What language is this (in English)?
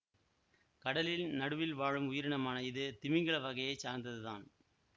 Tamil